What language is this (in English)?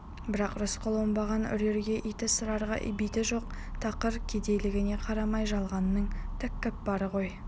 Kazakh